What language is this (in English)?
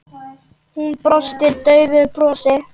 Icelandic